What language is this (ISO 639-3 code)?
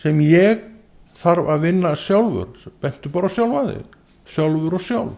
nld